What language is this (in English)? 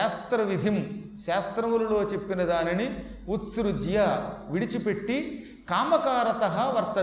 Telugu